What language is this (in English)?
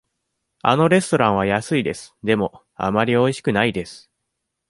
Japanese